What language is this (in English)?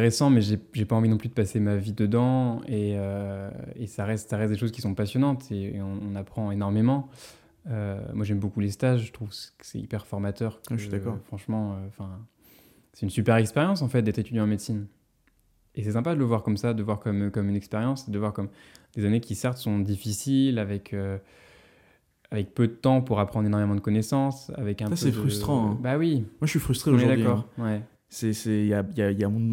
French